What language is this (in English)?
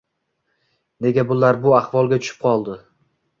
Uzbek